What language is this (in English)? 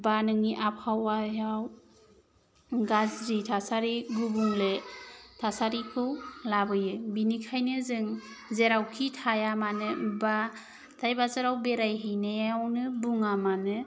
Bodo